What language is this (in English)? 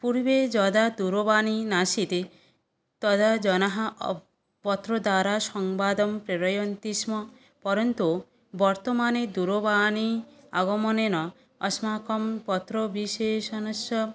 Sanskrit